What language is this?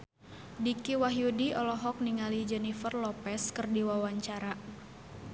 Sundanese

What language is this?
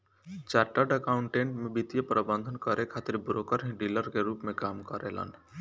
Bhojpuri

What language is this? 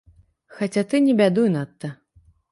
Belarusian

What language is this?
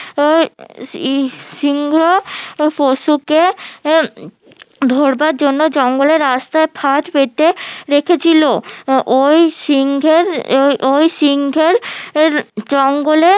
Bangla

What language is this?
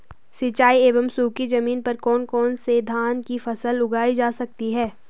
Hindi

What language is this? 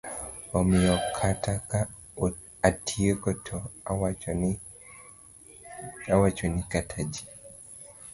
Luo (Kenya and Tanzania)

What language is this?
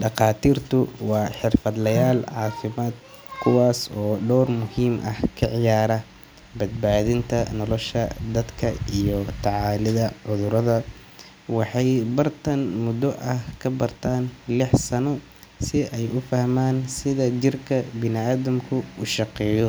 Somali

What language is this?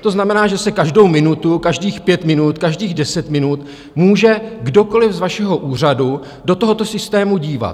Czech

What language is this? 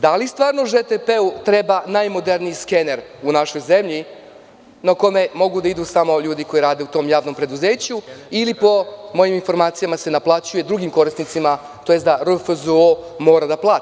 Serbian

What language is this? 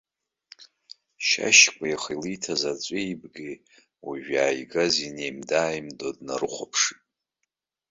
Abkhazian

